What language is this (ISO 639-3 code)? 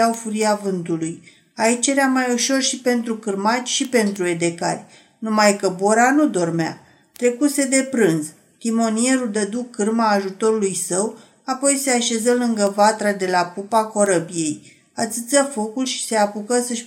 ron